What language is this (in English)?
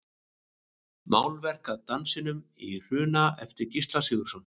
Icelandic